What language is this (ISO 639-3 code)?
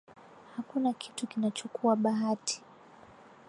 swa